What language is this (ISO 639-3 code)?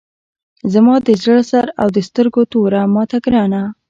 pus